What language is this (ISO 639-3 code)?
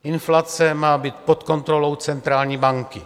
ces